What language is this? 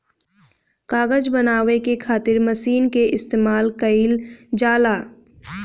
Bhojpuri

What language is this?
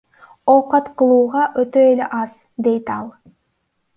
Kyrgyz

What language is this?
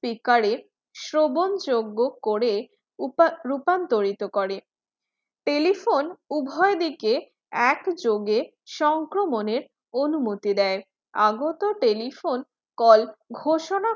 Bangla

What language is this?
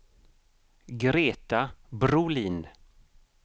Swedish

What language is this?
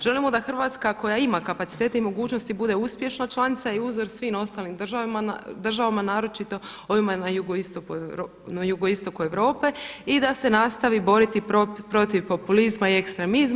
Croatian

